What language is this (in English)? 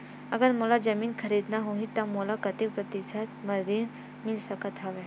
Chhattisgarhi